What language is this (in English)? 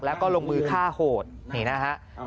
Thai